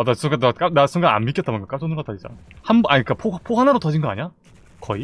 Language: Korean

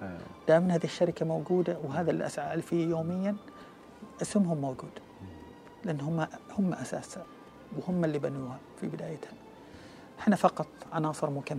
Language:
Arabic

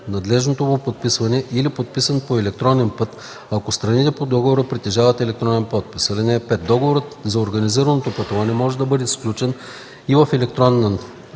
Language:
Bulgarian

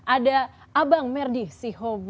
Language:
Indonesian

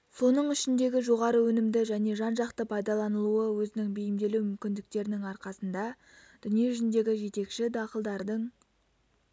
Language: Kazakh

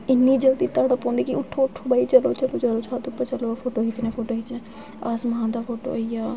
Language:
Dogri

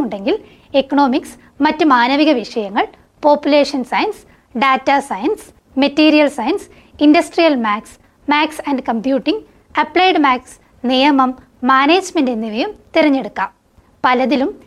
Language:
Malayalam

